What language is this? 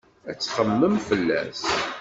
Kabyle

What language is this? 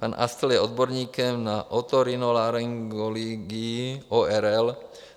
Czech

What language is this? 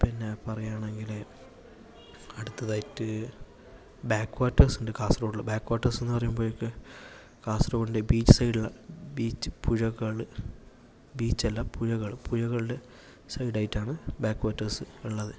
Malayalam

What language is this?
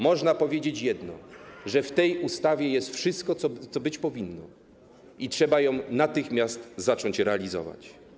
Polish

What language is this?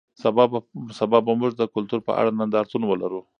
Pashto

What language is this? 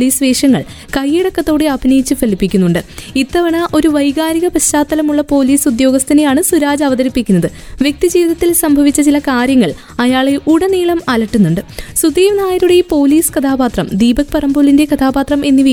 Malayalam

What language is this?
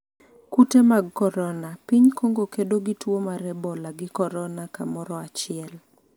Luo (Kenya and Tanzania)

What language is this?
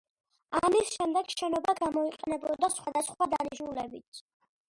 Georgian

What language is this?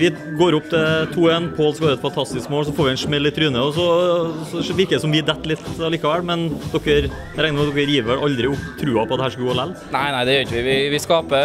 Norwegian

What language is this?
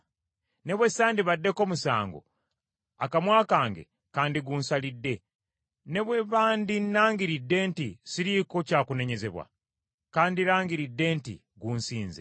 Ganda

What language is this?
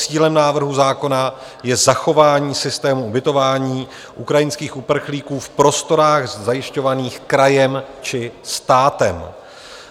Czech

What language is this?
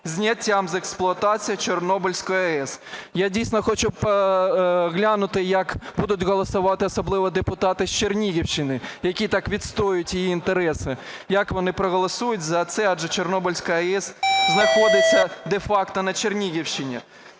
Ukrainian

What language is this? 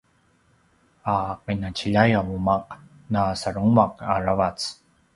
Paiwan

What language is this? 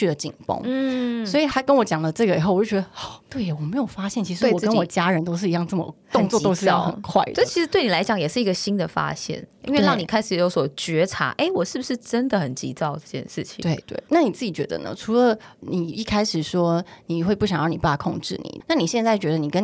Chinese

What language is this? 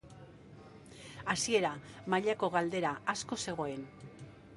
Basque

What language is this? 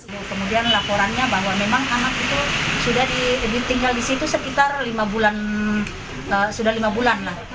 Indonesian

